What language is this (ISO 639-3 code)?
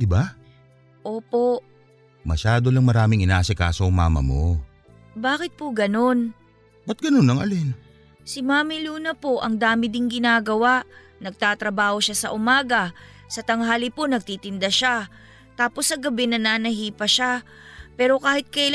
fil